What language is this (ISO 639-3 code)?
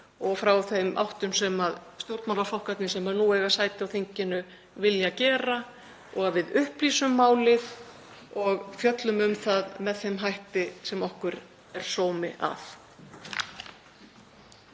isl